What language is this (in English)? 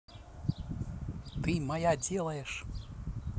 Russian